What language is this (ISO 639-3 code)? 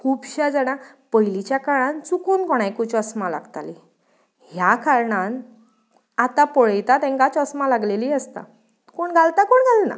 kok